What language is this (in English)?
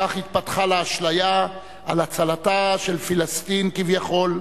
Hebrew